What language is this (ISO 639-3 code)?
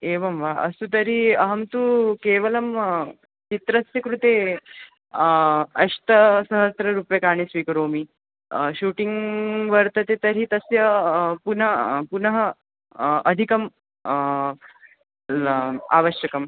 san